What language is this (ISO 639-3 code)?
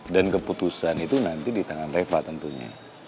ind